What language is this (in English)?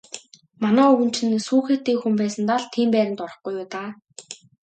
Mongolian